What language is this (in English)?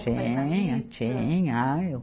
Portuguese